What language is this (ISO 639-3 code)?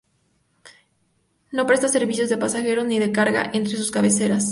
spa